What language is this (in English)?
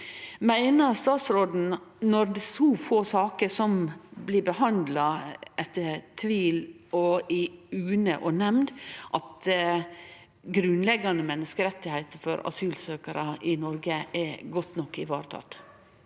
Norwegian